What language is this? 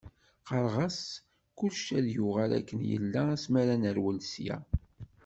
Kabyle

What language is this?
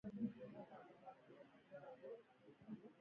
Swahili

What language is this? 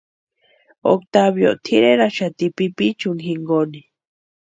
Western Highland Purepecha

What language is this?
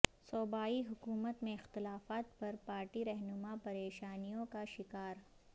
Urdu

